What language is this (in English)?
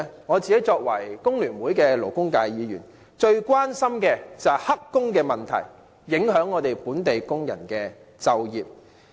Cantonese